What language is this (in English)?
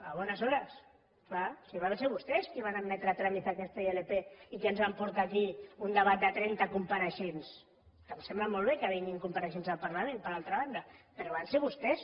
Catalan